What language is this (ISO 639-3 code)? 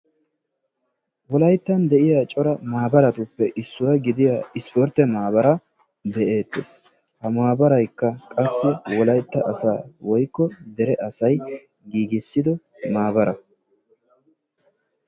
wal